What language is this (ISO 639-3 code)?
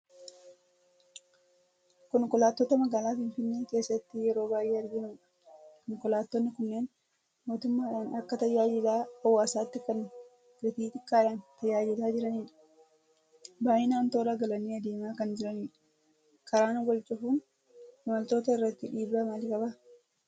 orm